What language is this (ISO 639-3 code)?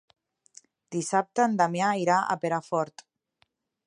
cat